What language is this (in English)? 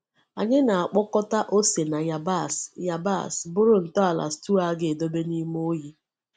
Igbo